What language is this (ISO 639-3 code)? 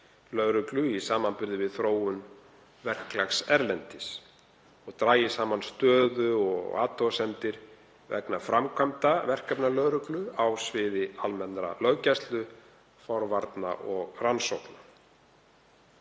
isl